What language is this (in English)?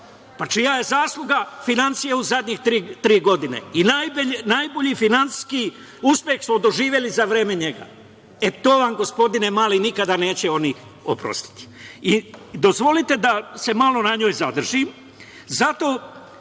Serbian